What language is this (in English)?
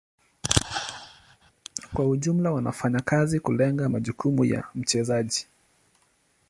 Swahili